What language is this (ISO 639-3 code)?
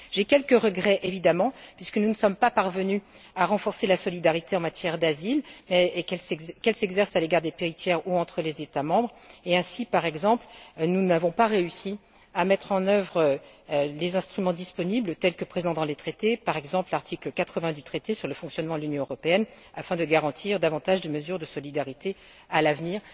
fra